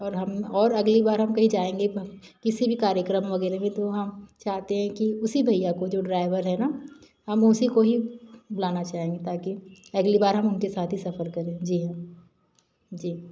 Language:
Hindi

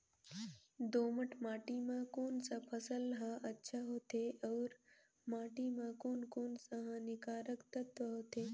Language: Chhattisgarhi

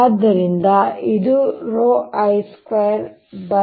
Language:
Kannada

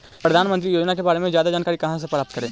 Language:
Magahi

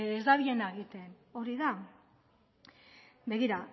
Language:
Basque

